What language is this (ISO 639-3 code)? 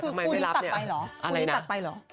tha